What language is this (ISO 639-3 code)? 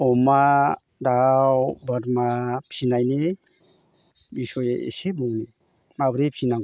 brx